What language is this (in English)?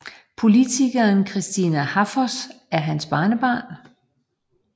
Danish